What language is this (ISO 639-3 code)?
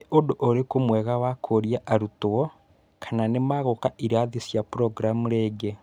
kik